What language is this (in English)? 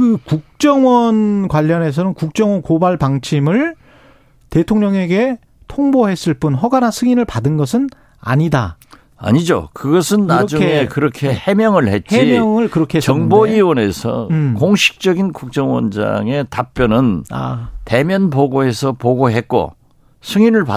Korean